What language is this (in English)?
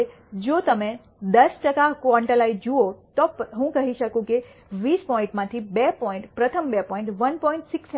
Gujarati